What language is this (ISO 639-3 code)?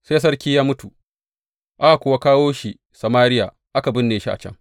hau